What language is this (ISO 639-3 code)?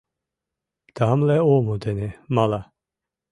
chm